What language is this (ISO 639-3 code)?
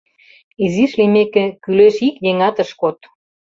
chm